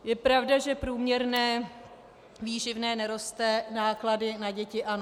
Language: Czech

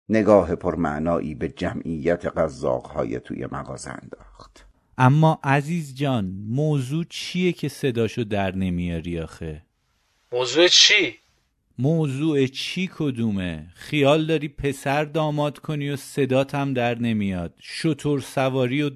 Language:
Persian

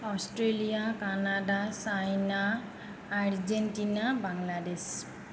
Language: Assamese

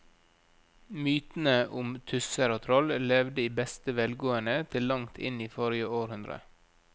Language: Norwegian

